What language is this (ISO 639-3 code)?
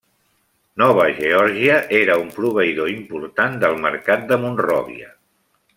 cat